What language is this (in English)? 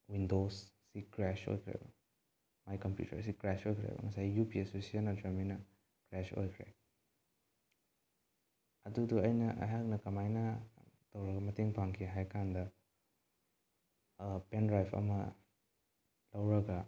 Manipuri